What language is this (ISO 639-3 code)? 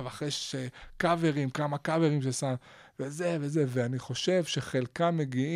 heb